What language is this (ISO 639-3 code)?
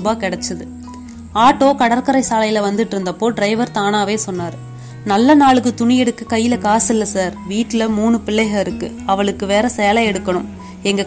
tam